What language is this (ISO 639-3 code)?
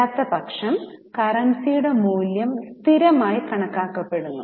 mal